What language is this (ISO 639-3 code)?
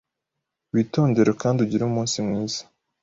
kin